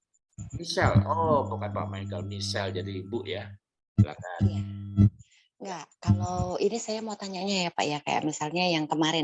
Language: Indonesian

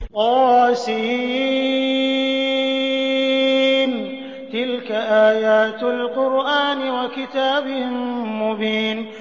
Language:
Arabic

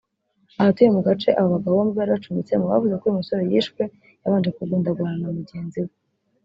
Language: Kinyarwanda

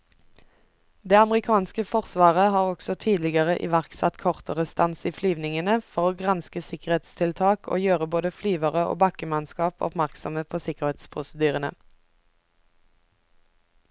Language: Norwegian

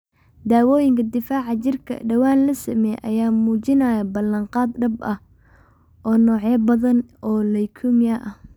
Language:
Somali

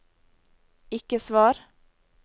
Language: Norwegian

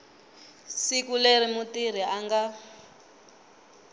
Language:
Tsonga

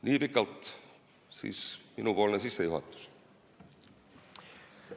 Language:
Estonian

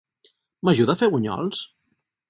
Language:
Catalan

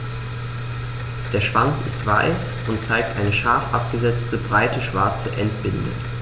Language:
German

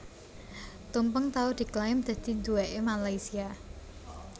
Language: Javanese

